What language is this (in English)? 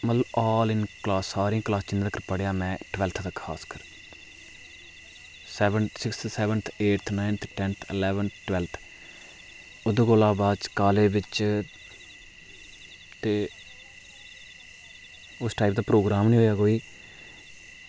Dogri